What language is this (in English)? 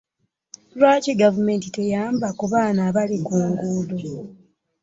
Ganda